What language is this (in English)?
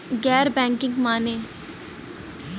Bhojpuri